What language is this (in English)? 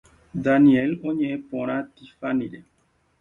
Guarani